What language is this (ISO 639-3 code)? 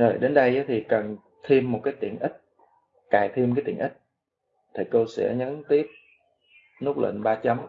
vie